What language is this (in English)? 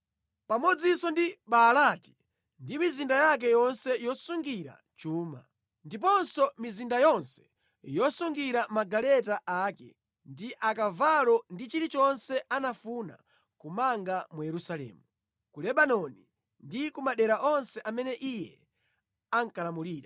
Nyanja